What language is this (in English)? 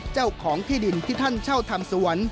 Thai